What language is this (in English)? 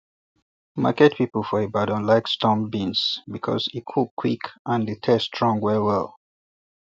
Nigerian Pidgin